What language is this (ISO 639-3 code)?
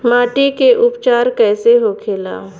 bho